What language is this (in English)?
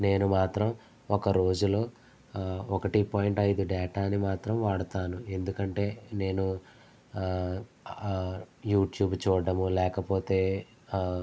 Telugu